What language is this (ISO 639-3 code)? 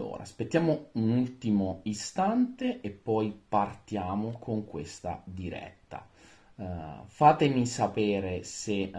ita